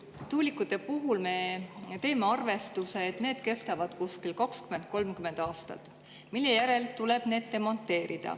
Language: Estonian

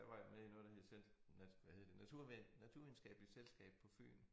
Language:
Danish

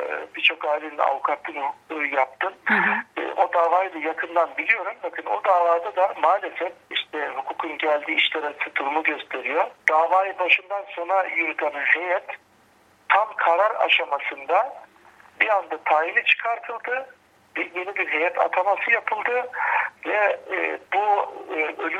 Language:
Turkish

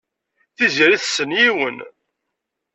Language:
Kabyle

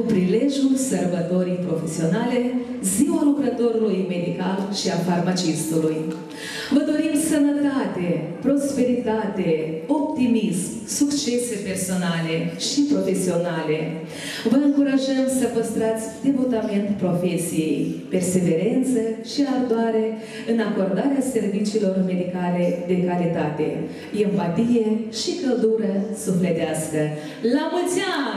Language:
Romanian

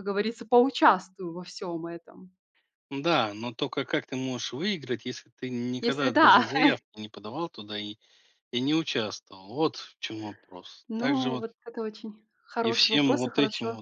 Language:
Russian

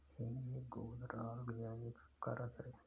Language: Hindi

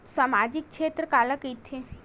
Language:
Chhattisgarhi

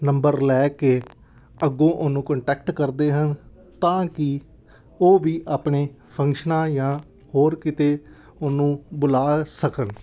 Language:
Punjabi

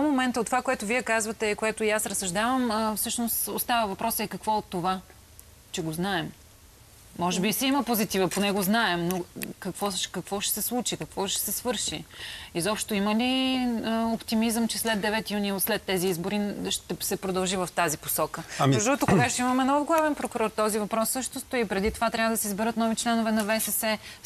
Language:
Bulgarian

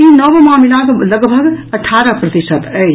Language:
Maithili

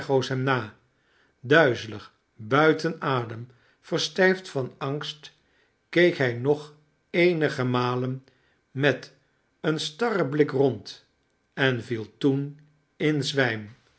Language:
Dutch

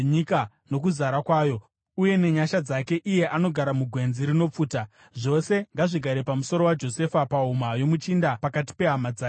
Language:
Shona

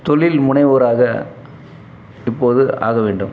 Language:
Tamil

